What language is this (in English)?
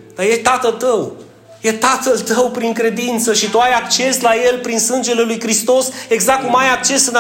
Romanian